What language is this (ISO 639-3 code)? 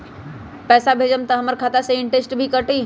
mag